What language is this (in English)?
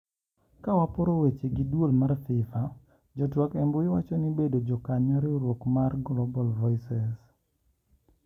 Luo (Kenya and Tanzania)